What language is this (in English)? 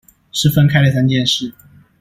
Chinese